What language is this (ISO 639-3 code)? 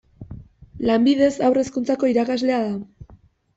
eus